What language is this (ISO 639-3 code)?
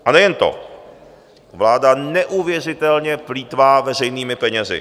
ces